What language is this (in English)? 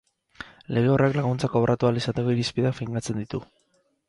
Basque